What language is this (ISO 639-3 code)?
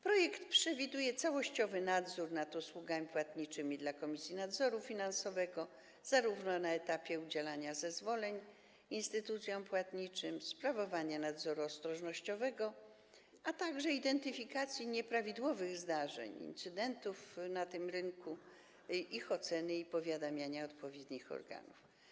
pol